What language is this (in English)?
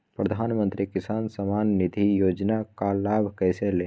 Magahi